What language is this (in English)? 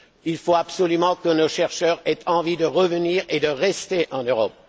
French